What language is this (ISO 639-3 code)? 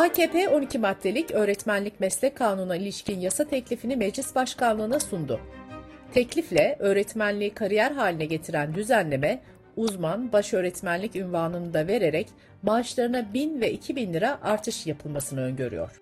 tur